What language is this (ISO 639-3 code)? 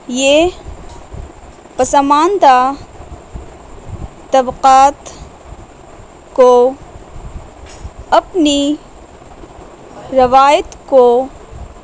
urd